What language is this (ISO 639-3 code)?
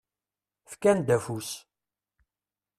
kab